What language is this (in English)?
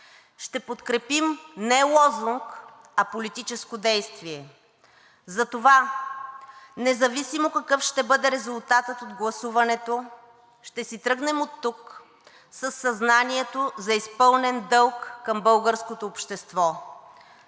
Bulgarian